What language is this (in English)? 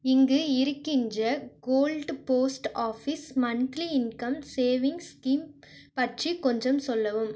Tamil